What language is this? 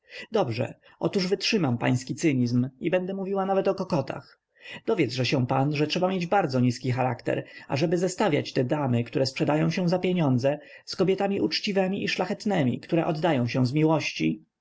Polish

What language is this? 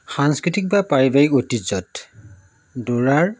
Assamese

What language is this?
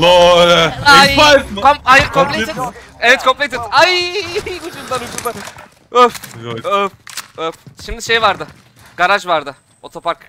Turkish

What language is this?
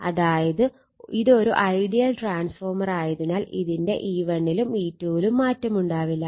Malayalam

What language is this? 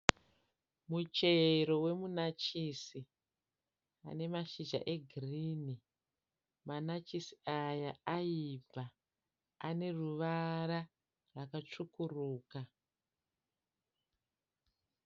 Shona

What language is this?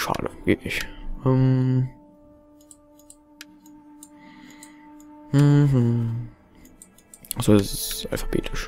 German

